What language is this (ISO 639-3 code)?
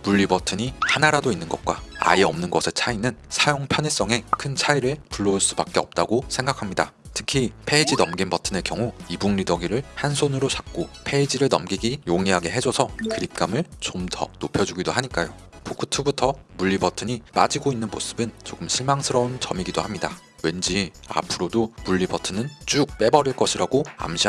kor